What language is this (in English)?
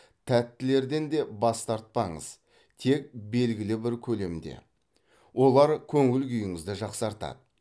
Kazakh